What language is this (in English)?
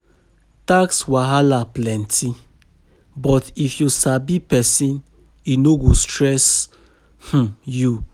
Nigerian Pidgin